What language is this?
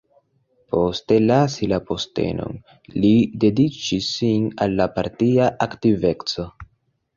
Esperanto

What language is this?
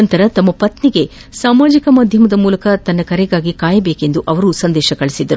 Kannada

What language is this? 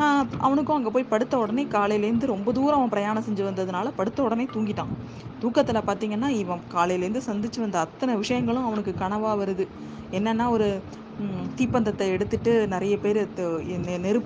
Tamil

